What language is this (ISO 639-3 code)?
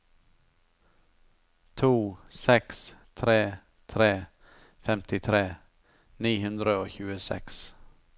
nor